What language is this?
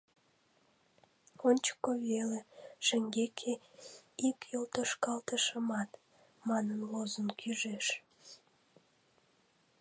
Mari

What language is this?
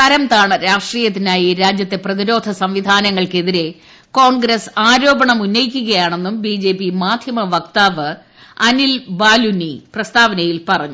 Malayalam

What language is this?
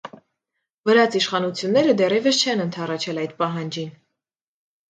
Armenian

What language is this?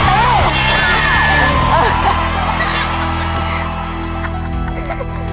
Thai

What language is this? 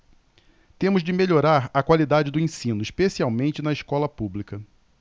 Portuguese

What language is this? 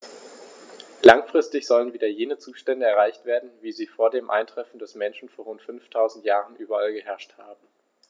German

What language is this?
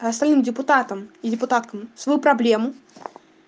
Russian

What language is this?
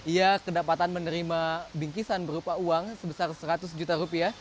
Indonesian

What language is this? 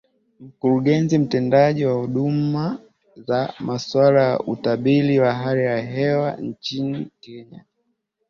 Swahili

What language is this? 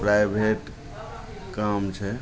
Maithili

